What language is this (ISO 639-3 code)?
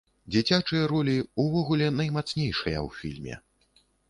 bel